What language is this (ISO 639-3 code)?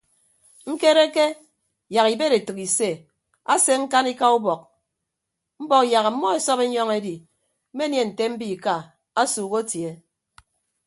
ibb